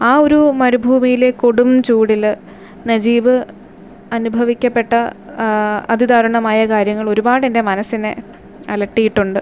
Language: Malayalam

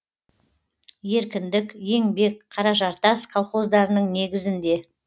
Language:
Kazakh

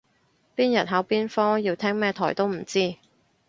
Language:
Cantonese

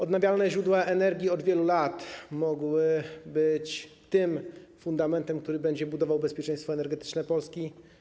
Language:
Polish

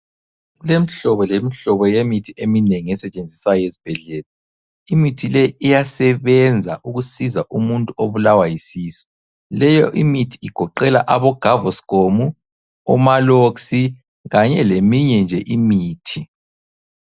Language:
North Ndebele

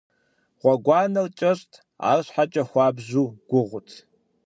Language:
Kabardian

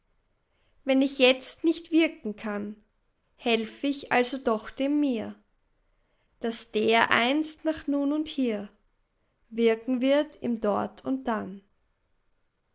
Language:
German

